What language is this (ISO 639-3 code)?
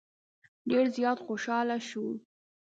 pus